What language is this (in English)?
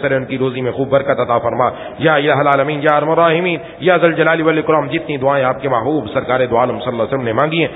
Arabic